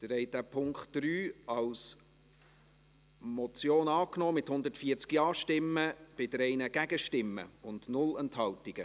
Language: Swiss German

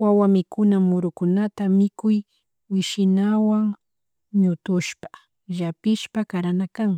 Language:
Chimborazo Highland Quichua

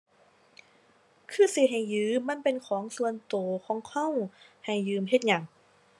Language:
Thai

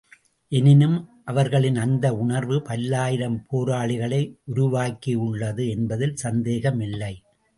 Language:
Tamil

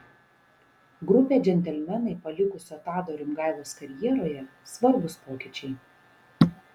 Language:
Lithuanian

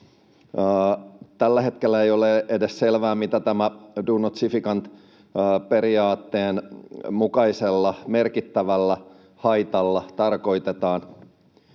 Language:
Finnish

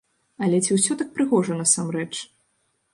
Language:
Belarusian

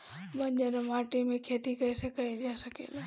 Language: Bhojpuri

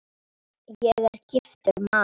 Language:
Icelandic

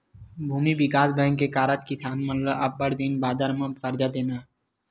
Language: Chhattisgarhi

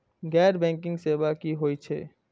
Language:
Maithili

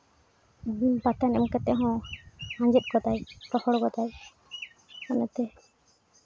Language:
Santali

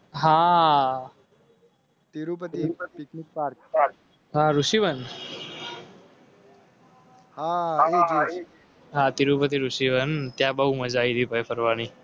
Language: Gujarati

